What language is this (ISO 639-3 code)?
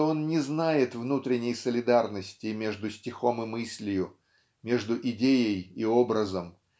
rus